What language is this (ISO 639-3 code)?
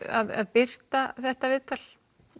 isl